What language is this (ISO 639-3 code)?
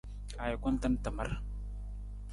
nmz